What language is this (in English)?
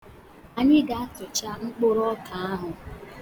Igbo